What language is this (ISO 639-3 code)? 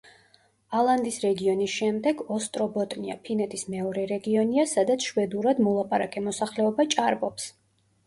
kat